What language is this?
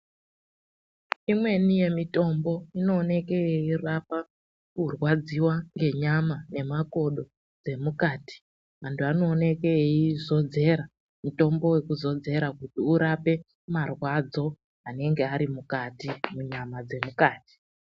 Ndau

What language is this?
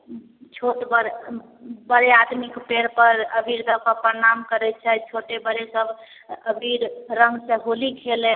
Maithili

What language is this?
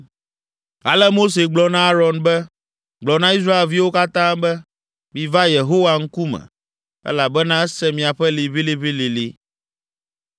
Ewe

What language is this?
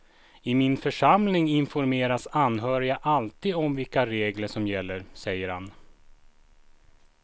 Swedish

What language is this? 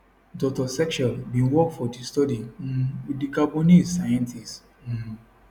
Nigerian Pidgin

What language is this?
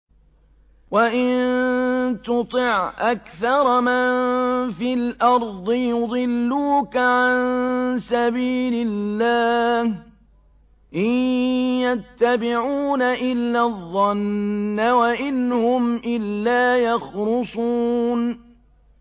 Arabic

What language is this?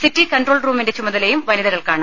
Malayalam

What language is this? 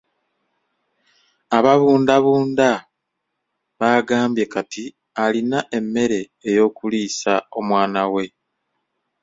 Ganda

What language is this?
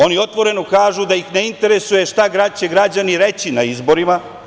Serbian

